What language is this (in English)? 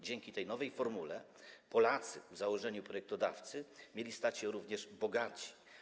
Polish